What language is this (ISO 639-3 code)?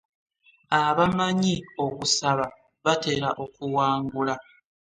lug